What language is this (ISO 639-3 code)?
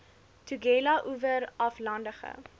afr